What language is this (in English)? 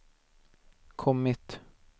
Swedish